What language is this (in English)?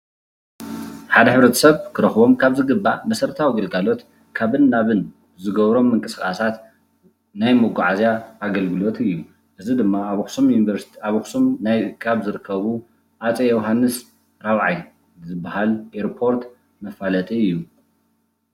Tigrinya